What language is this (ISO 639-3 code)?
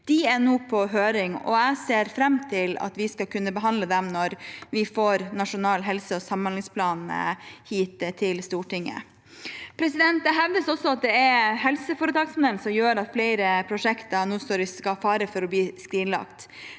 nor